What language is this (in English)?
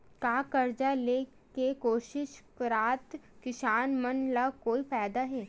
Chhattisgarhi